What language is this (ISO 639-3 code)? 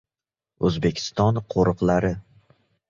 uzb